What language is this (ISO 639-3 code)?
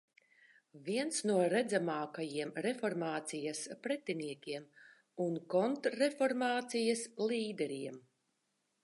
lav